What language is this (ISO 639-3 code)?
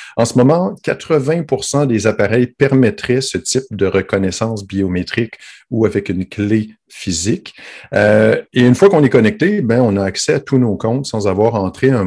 fra